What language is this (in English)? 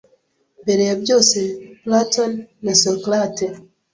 Kinyarwanda